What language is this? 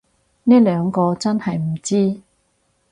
Cantonese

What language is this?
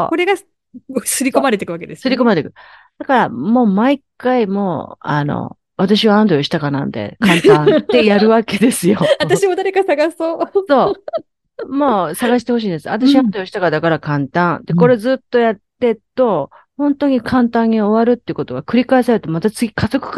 Japanese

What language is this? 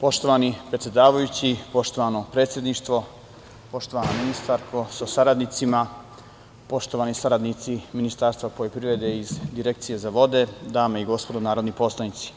Serbian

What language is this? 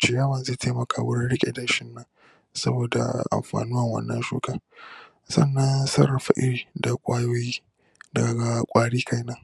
Hausa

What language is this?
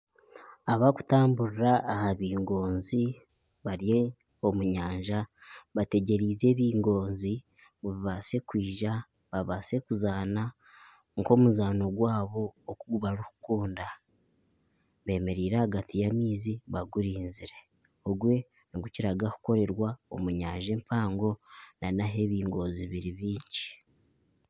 Nyankole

